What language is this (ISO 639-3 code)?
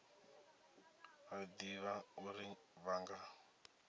ven